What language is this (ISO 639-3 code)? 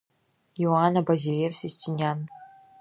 abk